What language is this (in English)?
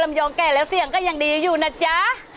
Thai